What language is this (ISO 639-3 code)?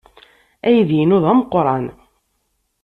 kab